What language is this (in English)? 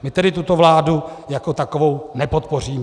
Czech